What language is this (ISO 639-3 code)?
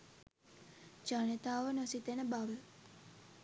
sin